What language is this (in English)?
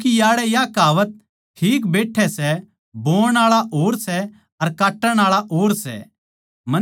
Haryanvi